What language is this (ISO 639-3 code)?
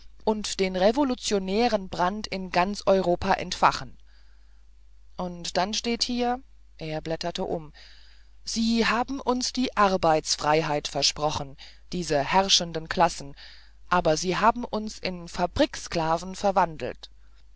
deu